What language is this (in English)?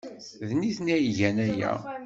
Kabyle